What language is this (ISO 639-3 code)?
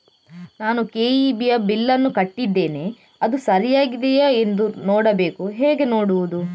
kan